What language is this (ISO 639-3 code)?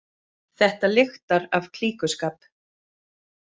isl